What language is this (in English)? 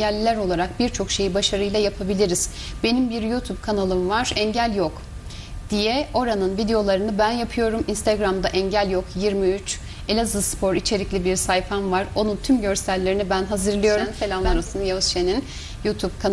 Turkish